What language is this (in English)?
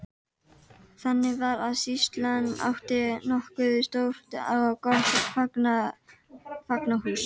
Icelandic